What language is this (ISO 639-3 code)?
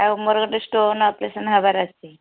ori